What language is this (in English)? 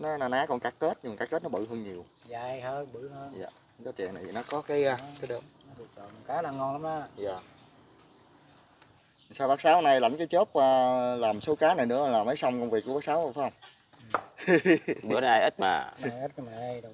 Vietnamese